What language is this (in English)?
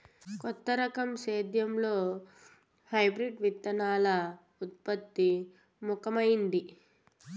Telugu